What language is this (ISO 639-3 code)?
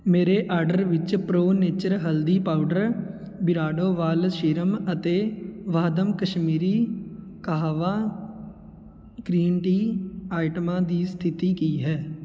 pan